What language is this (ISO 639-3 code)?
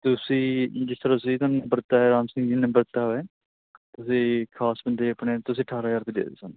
pan